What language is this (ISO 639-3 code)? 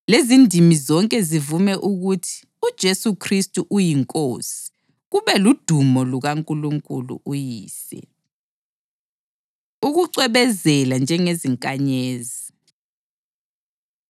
nde